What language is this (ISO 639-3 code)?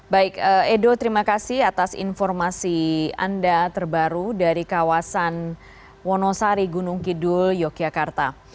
ind